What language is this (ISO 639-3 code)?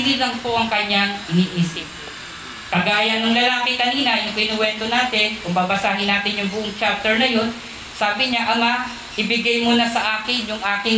fil